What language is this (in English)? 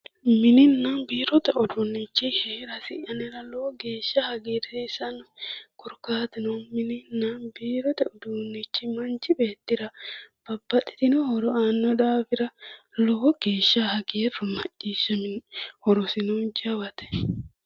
Sidamo